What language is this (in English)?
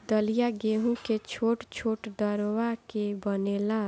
Bhojpuri